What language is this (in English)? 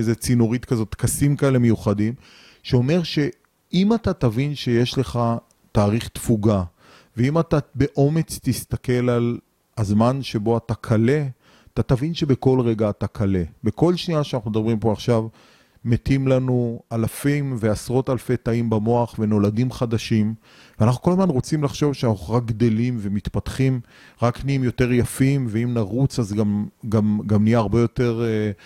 Hebrew